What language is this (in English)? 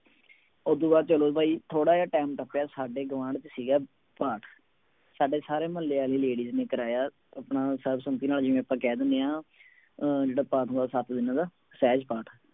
Punjabi